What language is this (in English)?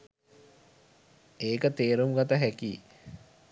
Sinhala